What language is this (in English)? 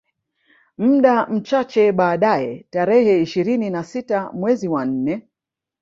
Swahili